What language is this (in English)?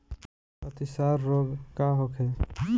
Bhojpuri